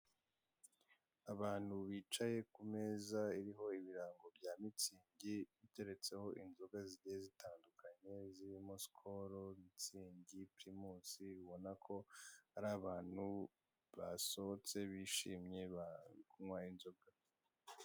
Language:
Kinyarwanda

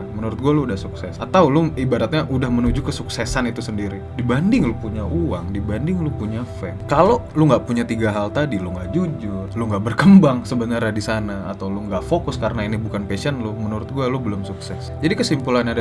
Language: Indonesian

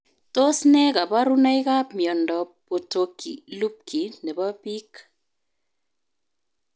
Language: Kalenjin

